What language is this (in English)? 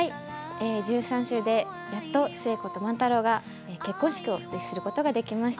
Japanese